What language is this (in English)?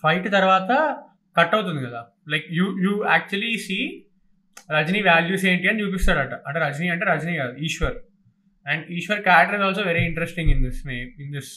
Telugu